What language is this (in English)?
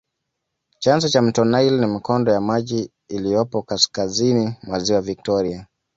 Swahili